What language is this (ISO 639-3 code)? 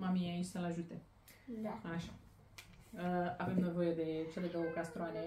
ron